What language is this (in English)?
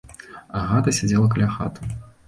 Belarusian